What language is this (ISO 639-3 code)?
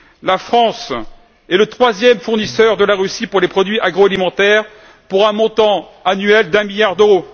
fra